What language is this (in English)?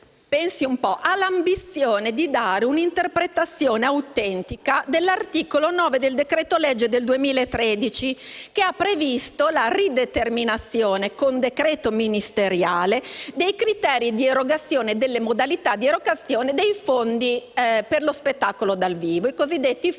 Italian